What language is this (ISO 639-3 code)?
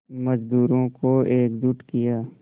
hin